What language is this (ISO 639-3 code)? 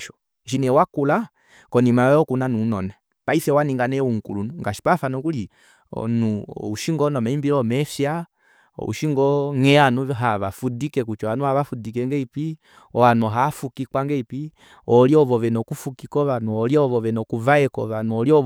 kua